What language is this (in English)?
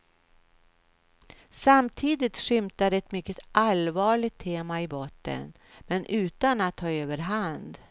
Swedish